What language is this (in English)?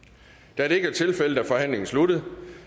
Danish